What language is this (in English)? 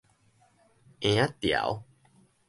Min Nan Chinese